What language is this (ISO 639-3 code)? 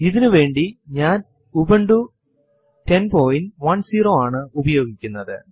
mal